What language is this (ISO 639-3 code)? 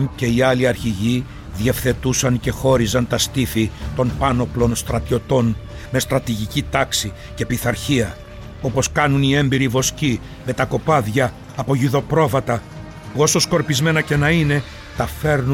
ell